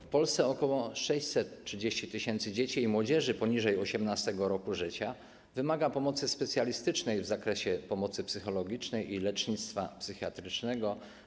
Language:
Polish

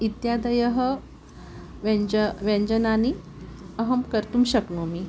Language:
Sanskrit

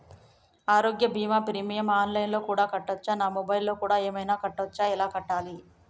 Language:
Telugu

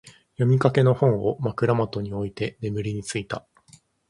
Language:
Japanese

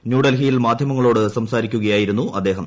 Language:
Malayalam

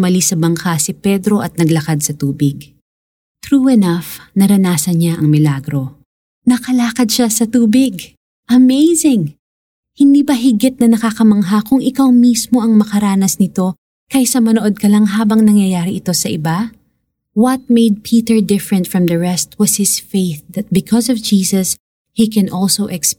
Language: Filipino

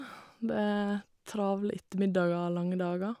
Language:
Norwegian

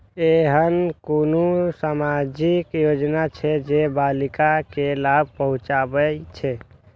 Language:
Maithili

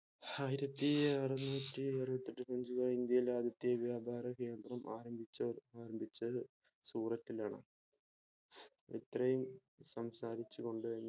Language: Malayalam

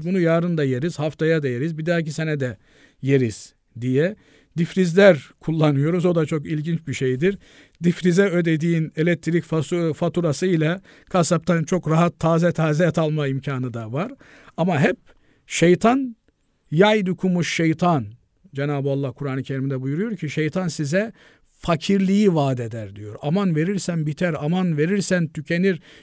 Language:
Turkish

